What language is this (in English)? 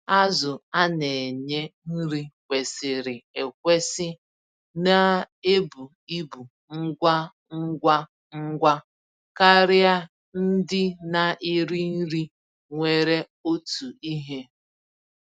Igbo